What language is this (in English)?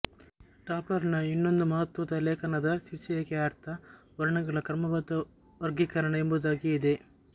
Kannada